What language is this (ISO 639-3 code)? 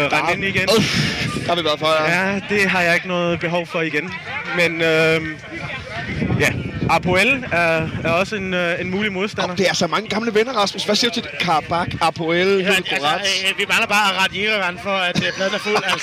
dan